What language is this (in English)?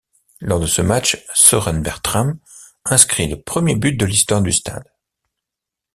French